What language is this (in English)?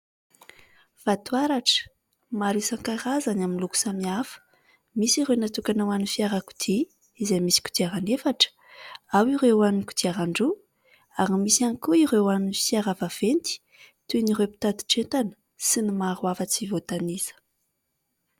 Malagasy